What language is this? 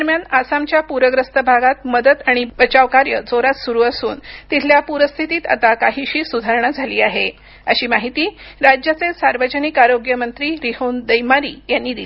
Marathi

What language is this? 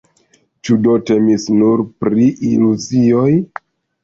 Esperanto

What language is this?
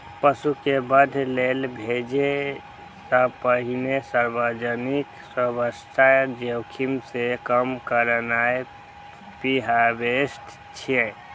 Maithili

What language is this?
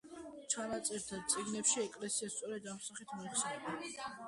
Georgian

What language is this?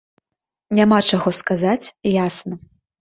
Belarusian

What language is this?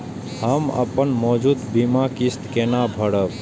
Maithili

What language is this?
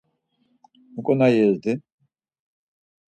Laz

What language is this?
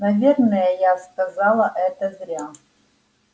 Russian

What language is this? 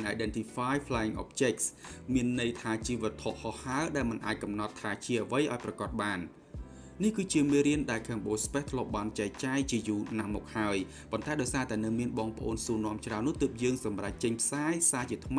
Thai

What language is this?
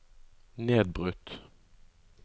Norwegian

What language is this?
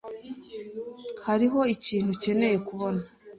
Kinyarwanda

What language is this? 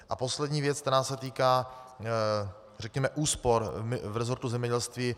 Czech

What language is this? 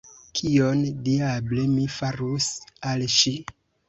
Esperanto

